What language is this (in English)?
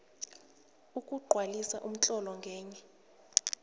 South Ndebele